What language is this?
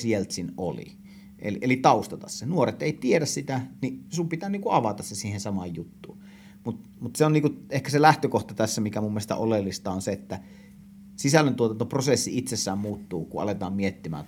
Finnish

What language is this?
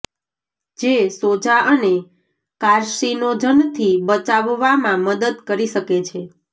Gujarati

